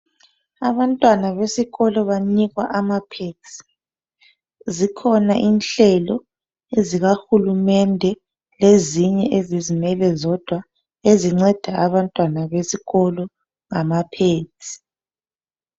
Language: North Ndebele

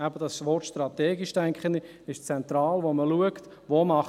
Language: Swiss German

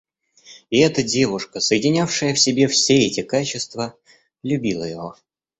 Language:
Russian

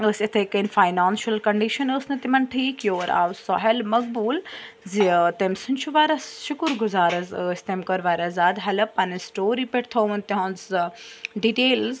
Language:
Kashmiri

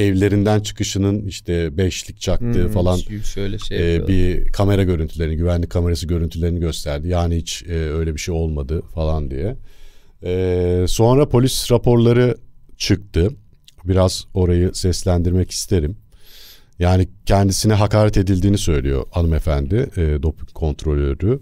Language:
Turkish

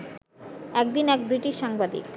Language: Bangla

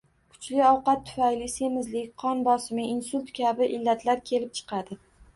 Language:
Uzbek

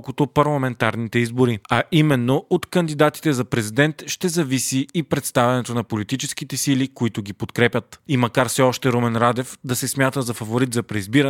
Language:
Bulgarian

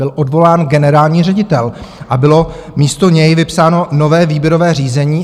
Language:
Czech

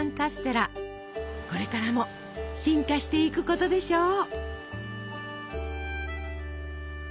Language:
Japanese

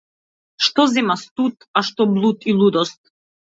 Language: Macedonian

